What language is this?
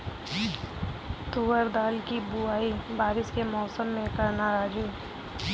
Hindi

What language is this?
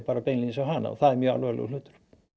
Icelandic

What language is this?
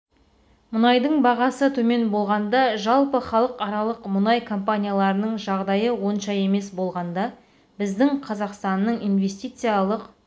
Kazakh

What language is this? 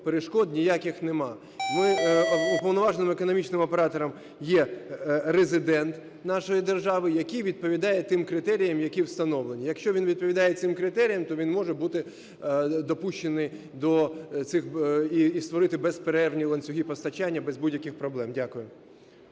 Ukrainian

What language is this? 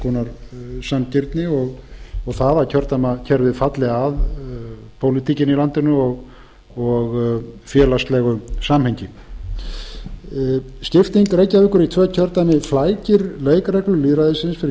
Icelandic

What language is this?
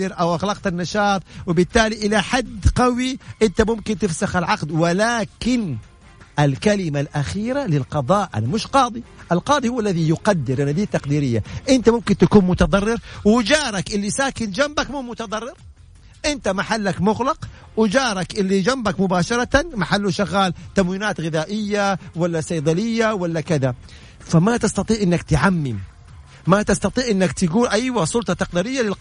Arabic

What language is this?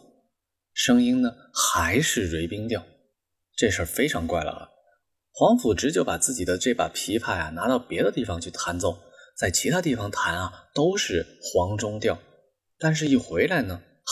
Chinese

